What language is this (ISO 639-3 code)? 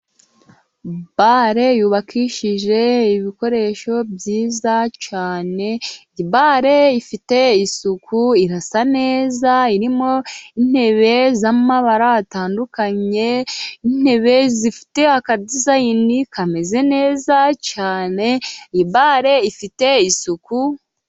kin